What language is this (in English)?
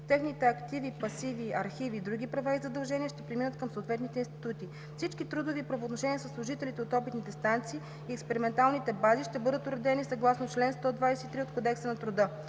Bulgarian